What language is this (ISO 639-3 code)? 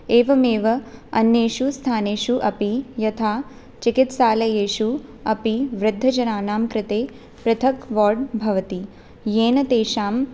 san